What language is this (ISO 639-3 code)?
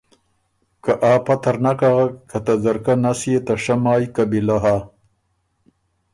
oru